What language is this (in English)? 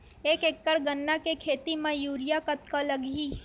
Chhattisgarhi